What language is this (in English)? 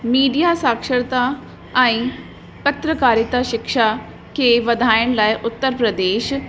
Sindhi